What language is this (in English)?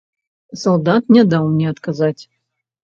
Belarusian